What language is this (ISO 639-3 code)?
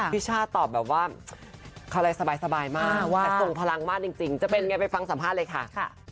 tha